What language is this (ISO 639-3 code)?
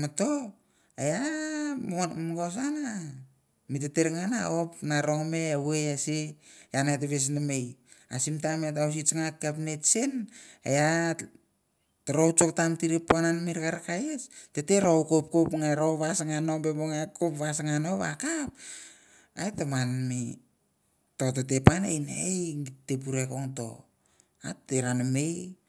tbf